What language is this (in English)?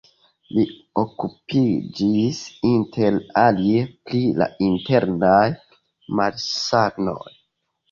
Esperanto